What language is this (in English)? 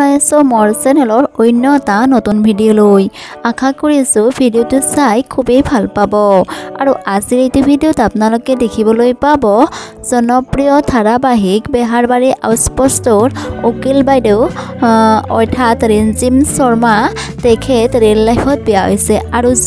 Thai